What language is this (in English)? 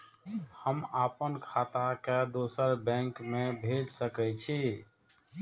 Maithili